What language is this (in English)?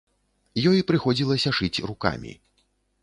Belarusian